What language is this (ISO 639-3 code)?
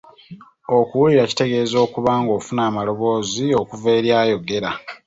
lug